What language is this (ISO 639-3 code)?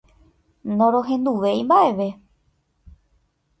grn